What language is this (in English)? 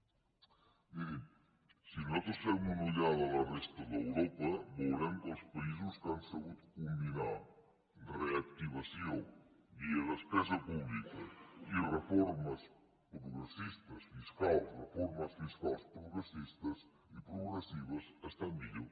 Catalan